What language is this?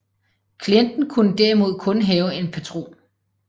Danish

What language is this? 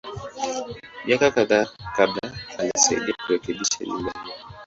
Swahili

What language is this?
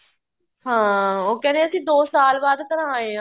Punjabi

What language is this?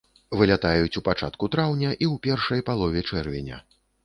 Belarusian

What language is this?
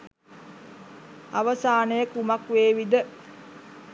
Sinhala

